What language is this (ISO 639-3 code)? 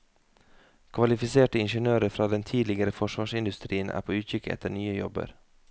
nor